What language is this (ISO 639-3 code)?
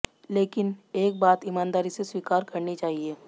hin